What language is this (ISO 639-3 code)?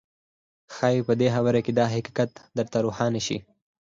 pus